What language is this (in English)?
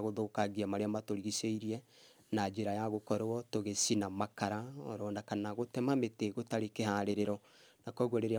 Kikuyu